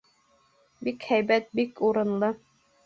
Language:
Bashkir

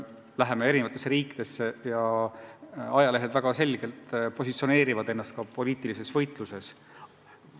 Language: Estonian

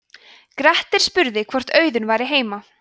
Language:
Icelandic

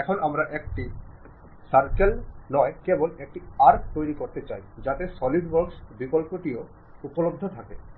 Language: Bangla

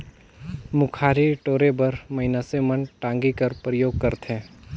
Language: Chhattisgarhi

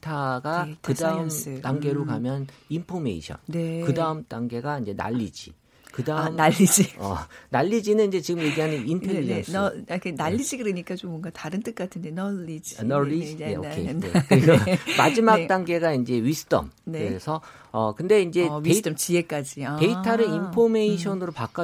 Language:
Korean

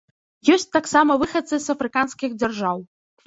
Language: Belarusian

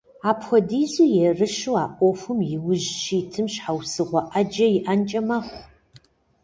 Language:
Kabardian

